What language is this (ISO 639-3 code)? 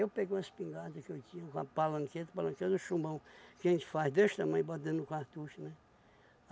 por